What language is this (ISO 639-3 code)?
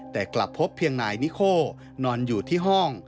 tha